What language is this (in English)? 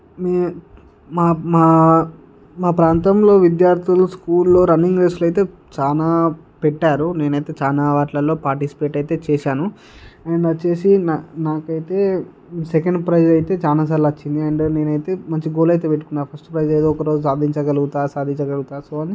Telugu